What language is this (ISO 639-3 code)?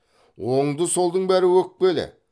kaz